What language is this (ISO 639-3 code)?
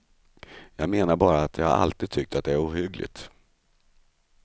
swe